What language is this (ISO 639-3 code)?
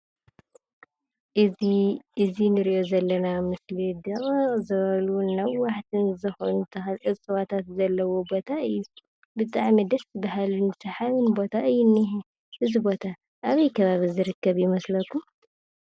tir